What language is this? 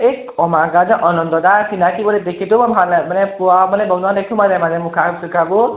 Assamese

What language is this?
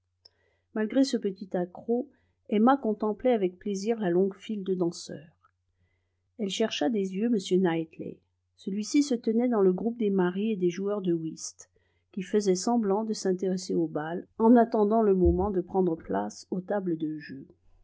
French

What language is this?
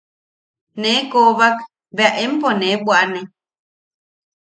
Yaqui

